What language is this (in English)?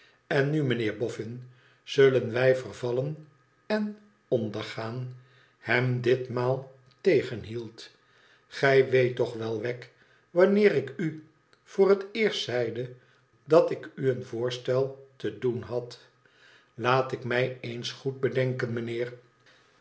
Dutch